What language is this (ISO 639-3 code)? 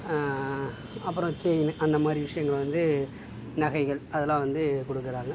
tam